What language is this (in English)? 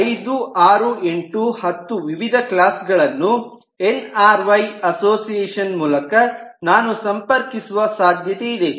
Kannada